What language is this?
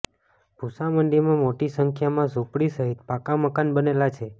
Gujarati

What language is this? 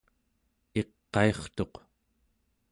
Central Yupik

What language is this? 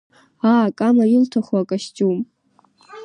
Abkhazian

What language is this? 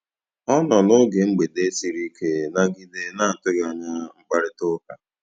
Igbo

